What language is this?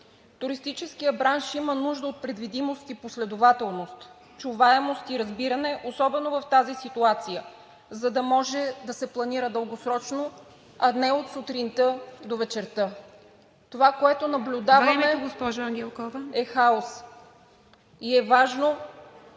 Bulgarian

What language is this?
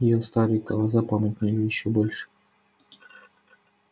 Russian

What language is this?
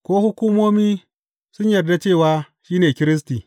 Hausa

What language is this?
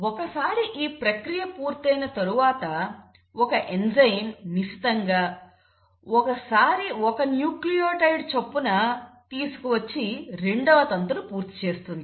Telugu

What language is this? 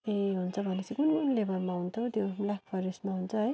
Nepali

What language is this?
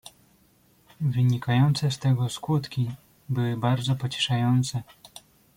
Polish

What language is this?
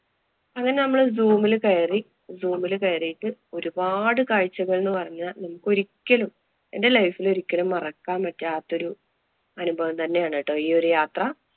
Malayalam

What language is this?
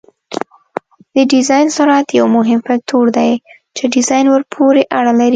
Pashto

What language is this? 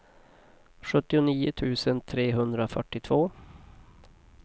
Swedish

